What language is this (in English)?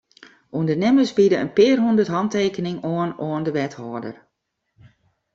Western Frisian